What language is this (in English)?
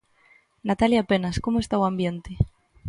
Galician